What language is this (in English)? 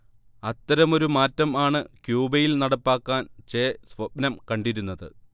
Malayalam